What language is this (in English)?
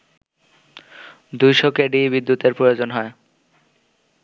Bangla